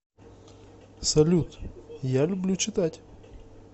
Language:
Russian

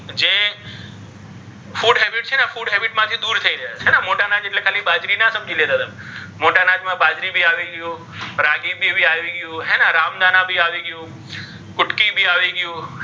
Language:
Gujarati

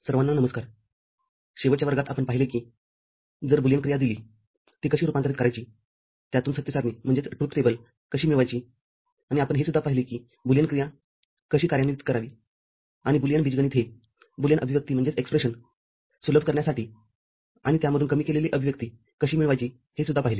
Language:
Marathi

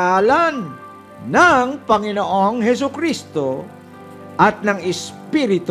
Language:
Filipino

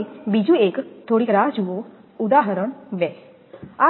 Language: Gujarati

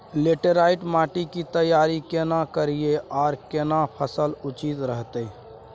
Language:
Maithili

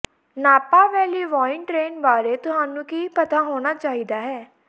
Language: Punjabi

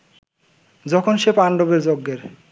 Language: Bangla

